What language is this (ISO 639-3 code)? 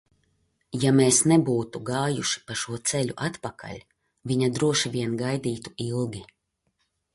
lav